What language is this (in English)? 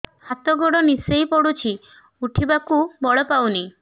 Odia